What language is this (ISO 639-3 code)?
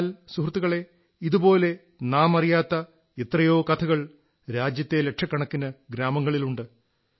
mal